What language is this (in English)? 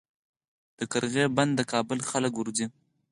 Pashto